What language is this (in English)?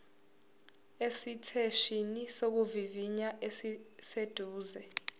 Zulu